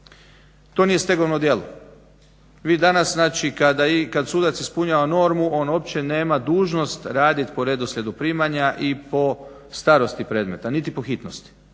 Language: Croatian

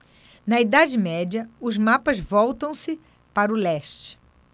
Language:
Portuguese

